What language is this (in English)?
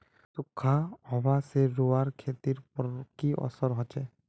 Magahi